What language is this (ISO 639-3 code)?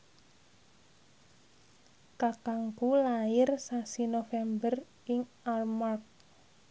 jav